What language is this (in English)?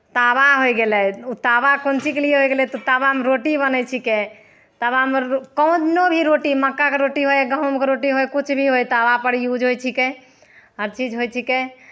Maithili